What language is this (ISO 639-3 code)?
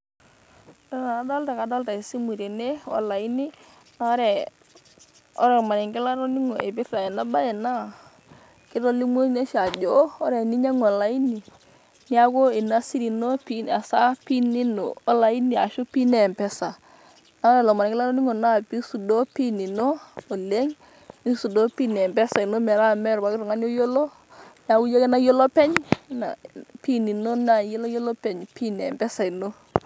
mas